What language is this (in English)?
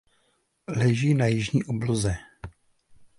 Czech